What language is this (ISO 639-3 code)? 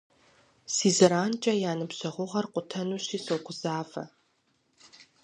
kbd